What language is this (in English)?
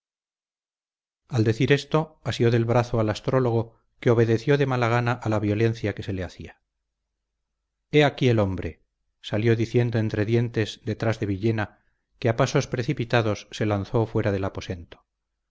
Spanish